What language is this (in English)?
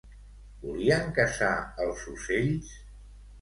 Catalan